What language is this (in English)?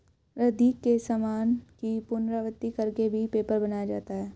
Hindi